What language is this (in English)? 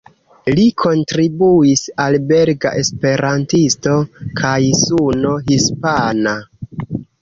Esperanto